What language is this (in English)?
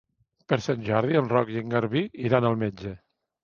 Catalan